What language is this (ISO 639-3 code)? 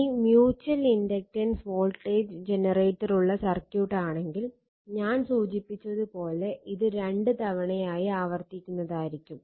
mal